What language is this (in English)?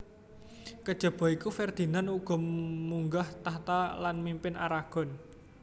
Javanese